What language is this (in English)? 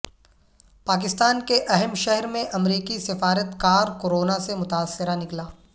Urdu